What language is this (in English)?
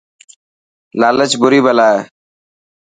Dhatki